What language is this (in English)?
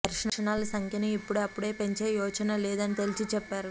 Telugu